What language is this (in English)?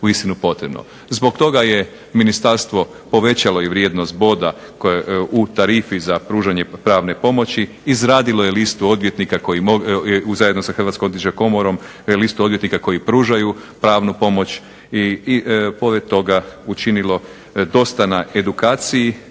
Croatian